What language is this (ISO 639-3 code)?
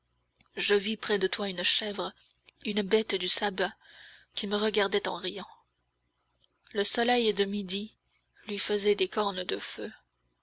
fra